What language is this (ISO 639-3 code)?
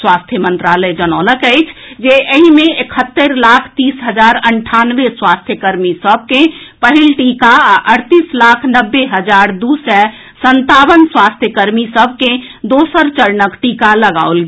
mai